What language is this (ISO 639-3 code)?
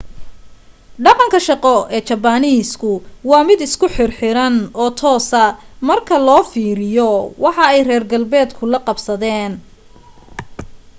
som